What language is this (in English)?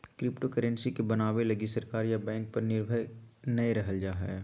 Magahi